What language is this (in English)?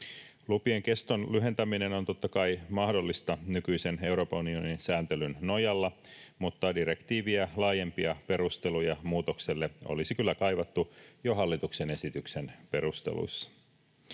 Finnish